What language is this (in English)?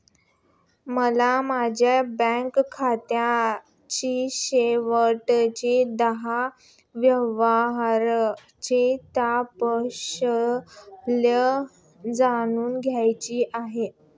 Marathi